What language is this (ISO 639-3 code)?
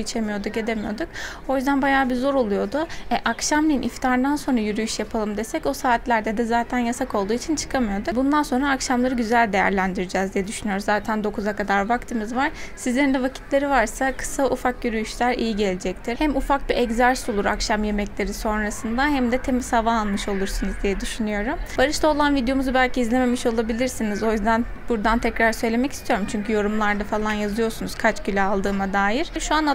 tur